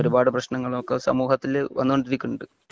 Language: Malayalam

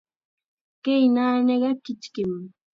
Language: Chiquián Ancash Quechua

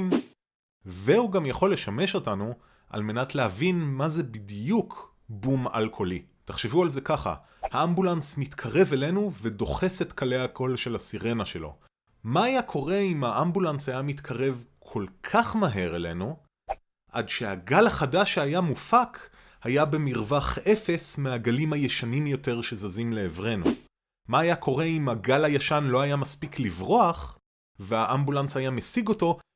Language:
Hebrew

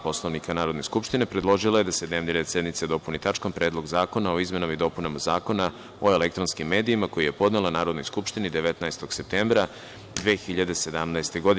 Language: Serbian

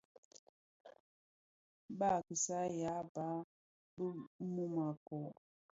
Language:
Bafia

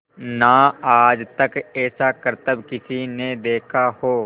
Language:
Hindi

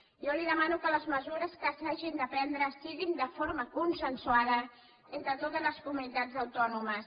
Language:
Catalan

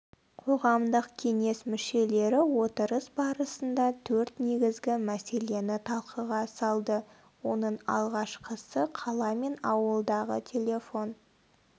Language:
Kazakh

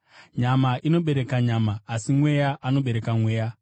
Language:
Shona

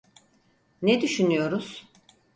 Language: Turkish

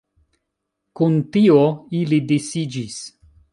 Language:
Esperanto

